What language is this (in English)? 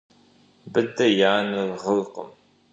Kabardian